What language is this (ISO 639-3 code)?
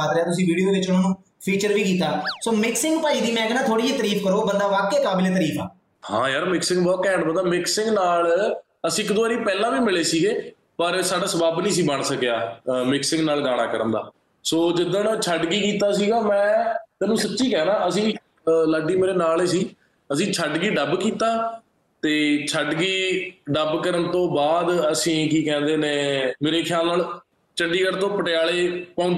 pan